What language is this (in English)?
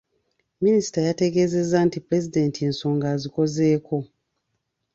Ganda